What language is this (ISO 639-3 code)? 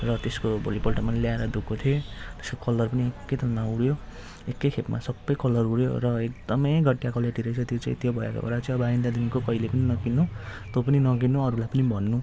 nep